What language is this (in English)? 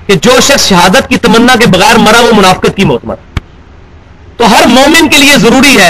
Urdu